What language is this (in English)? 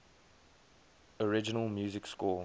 English